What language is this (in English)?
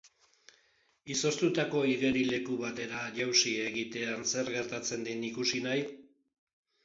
Basque